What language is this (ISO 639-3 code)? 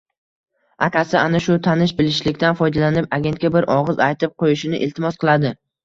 uzb